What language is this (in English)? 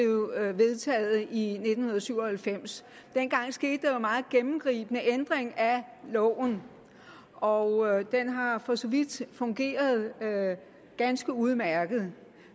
Danish